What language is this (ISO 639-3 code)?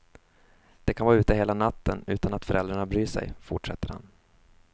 swe